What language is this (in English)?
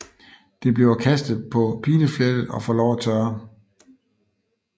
Danish